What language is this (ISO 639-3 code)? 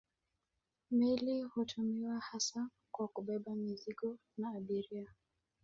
swa